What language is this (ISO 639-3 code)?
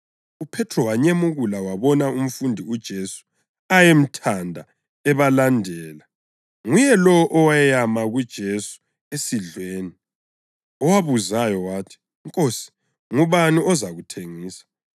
nde